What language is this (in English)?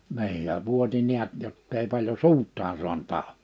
Finnish